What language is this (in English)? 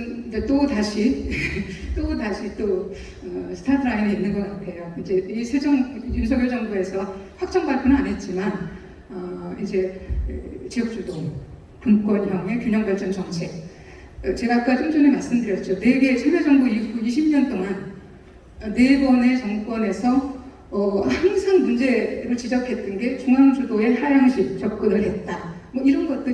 Korean